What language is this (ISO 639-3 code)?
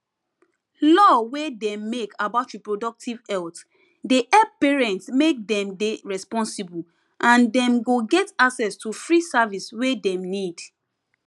pcm